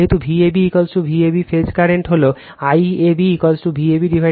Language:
Bangla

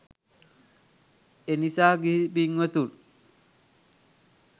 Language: Sinhala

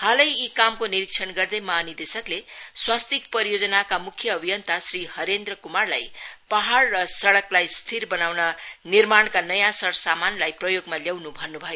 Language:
Nepali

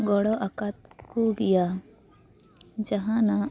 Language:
Santali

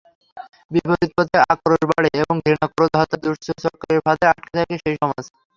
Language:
Bangla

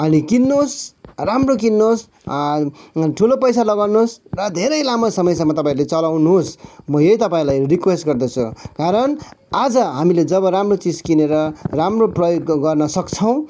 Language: Nepali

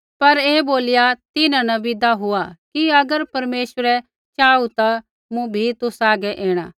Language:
Kullu Pahari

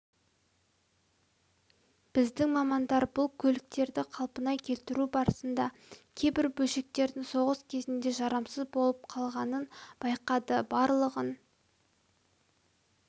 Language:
Kazakh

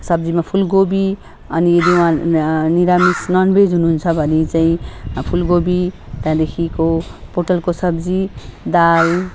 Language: Nepali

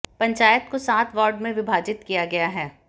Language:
Hindi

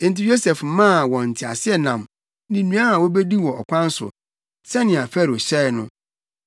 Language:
Akan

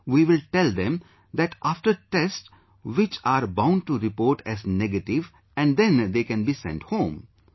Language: English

